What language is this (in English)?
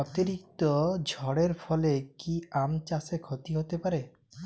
Bangla